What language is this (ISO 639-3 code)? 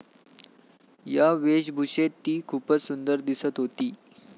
mar